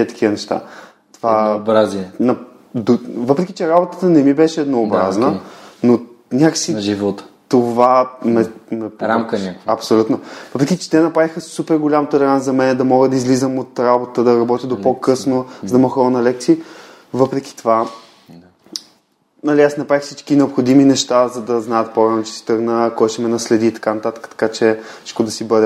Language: Bulgarian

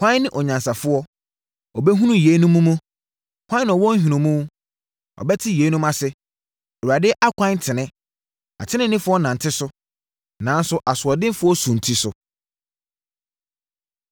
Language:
Akan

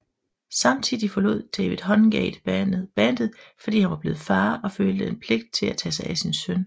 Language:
Danish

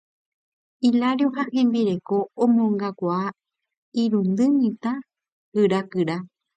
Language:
Guarani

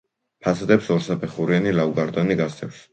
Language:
Georgian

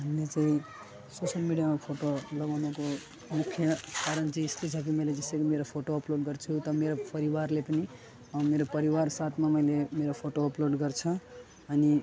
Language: Nepali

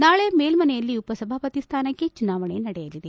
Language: Kannada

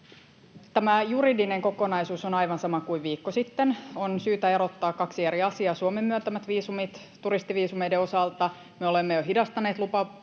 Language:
Finnish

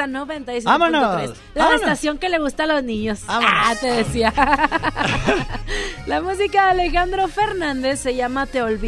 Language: Spanish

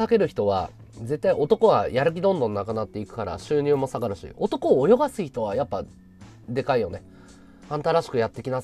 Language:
Japanese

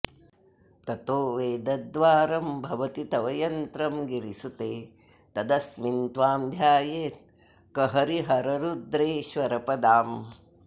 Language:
Sanskrit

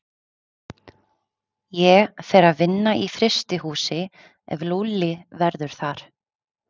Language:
Icelandic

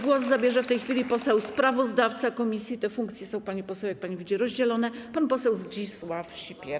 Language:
Polish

